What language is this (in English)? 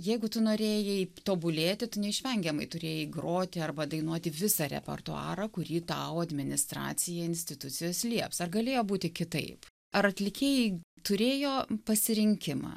Lithuanian